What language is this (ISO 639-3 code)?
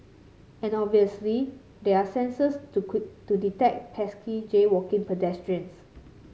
eng